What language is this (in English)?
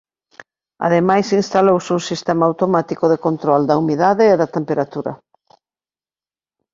Galician